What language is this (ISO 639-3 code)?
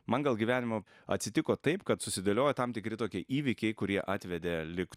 lit